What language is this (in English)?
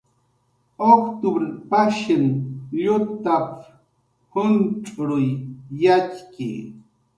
Jaqaru